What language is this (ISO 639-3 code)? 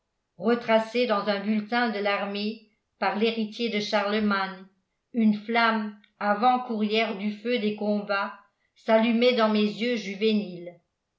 fra